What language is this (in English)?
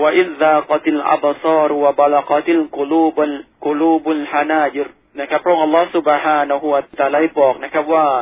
Thai